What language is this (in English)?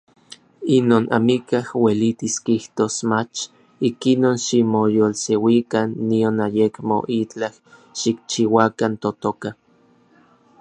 Orizaba Nahuatl